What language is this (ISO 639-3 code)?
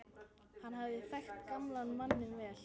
isl